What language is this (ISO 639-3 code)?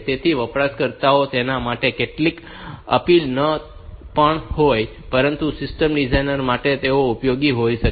guj